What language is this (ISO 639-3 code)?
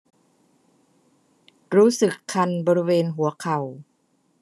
tha